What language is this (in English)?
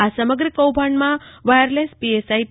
Gujarati